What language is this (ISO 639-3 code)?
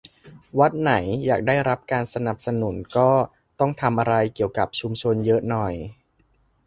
tha